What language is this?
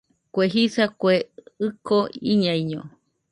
Nüpode Huitoto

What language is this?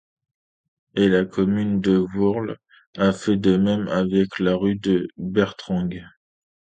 French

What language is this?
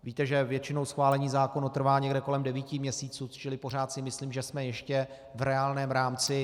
Czech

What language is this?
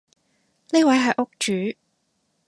Cantonese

